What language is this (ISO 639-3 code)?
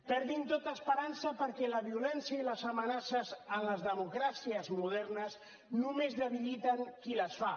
cat